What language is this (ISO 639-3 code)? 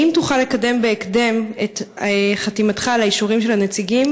heb